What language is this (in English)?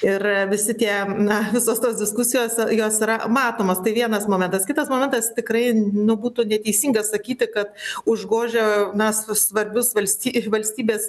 Lithuanian